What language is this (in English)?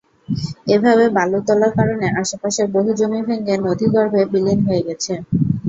Bangla